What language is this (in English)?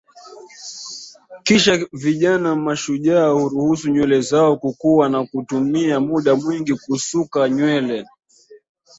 Swahili